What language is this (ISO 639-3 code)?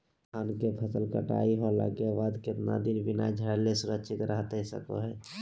mag